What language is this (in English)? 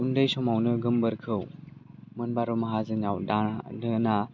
Bodo